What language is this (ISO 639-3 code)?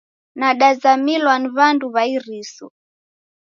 dav